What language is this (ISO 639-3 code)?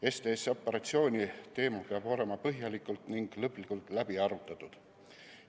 est